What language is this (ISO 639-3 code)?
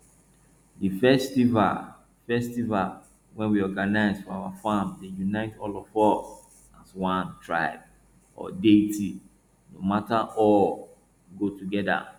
pcm